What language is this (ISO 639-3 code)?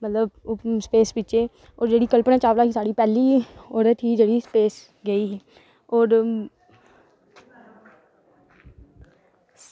doi